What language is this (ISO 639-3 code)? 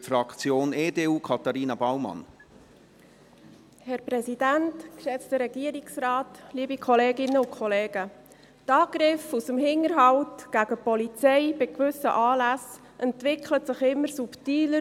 gsw